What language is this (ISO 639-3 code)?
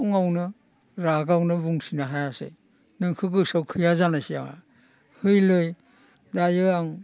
brx